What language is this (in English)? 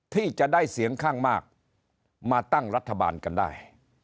Thai